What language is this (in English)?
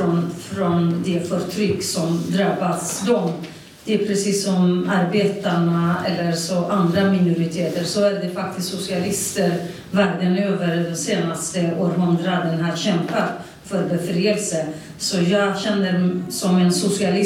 Swedish